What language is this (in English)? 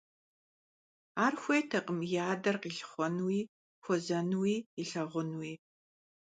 Kabardian